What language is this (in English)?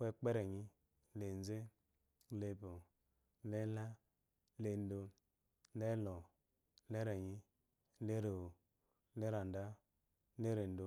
Eloyi